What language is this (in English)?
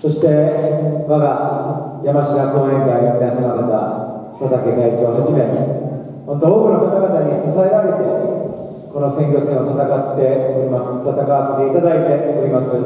Japanese